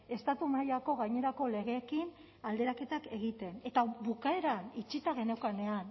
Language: Basque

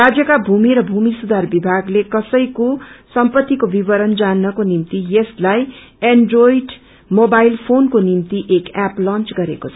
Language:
Nepali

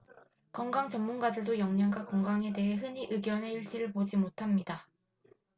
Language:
Korean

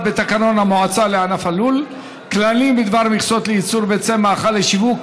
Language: Hebrew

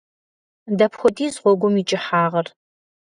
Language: Kabardian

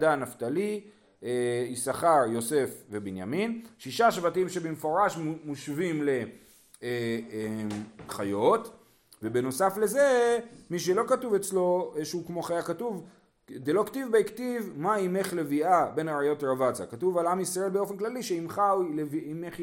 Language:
Hebrew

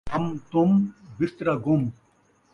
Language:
Saraiki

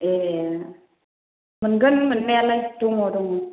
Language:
Bodo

